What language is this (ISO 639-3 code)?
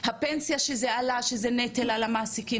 heb